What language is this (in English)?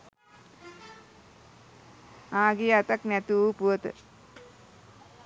Sinhala